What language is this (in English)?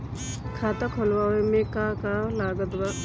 Bhojpuri